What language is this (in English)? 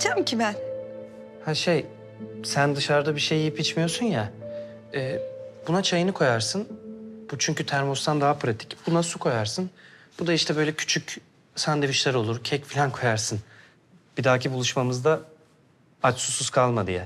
Turkish